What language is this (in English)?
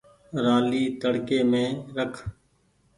Goaria